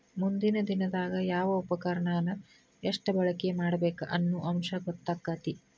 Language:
Kannada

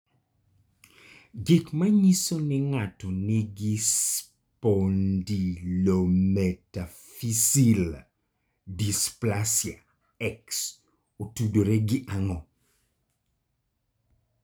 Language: Luo (Kenya and Tanzania)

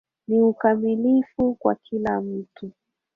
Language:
Swahili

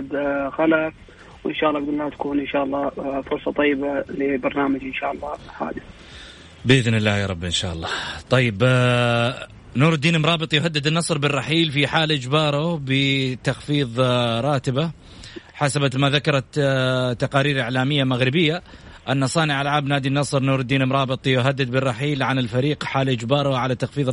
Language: Arabic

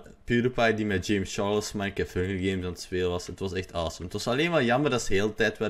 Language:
Dutch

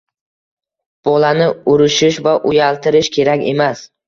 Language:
Uzbek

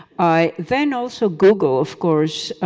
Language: English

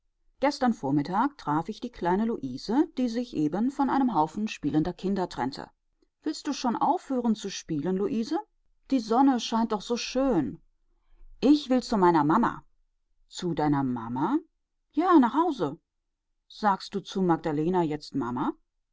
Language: German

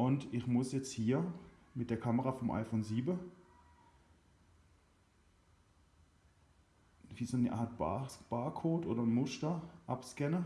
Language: German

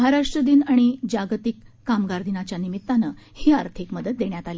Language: Marathi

